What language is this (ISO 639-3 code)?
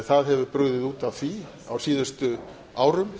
isl